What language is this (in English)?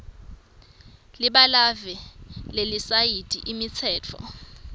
Swati